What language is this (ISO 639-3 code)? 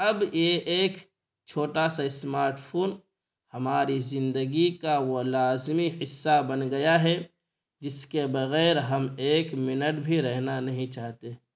urd